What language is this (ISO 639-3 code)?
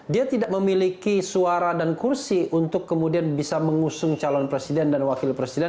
ind